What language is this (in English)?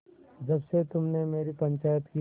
Hindi